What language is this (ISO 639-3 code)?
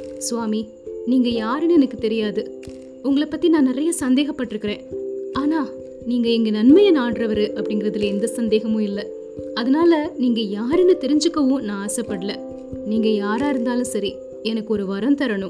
tam